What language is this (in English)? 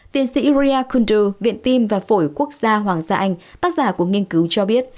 Vietnamese